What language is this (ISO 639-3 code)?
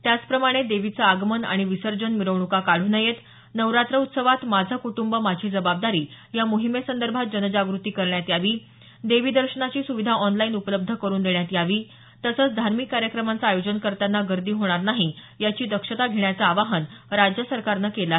mar